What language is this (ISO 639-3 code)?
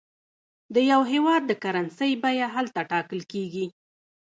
pus